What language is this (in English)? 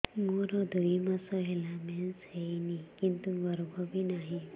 Odia